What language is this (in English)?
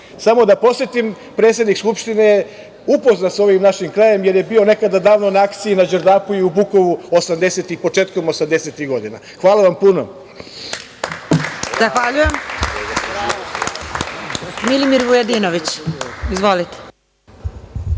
Serbian